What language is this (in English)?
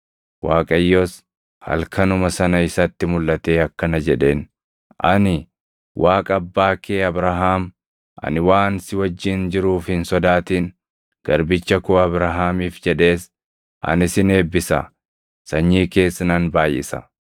Oromo